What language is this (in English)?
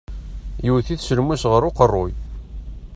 Kabyle